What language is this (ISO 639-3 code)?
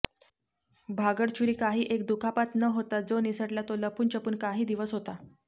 mar